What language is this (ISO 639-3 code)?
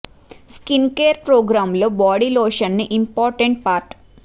tel